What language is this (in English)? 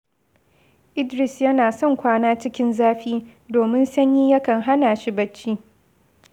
Hausa